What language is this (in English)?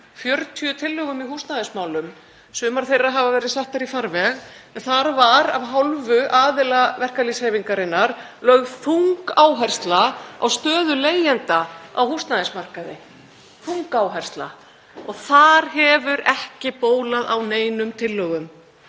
Icelandic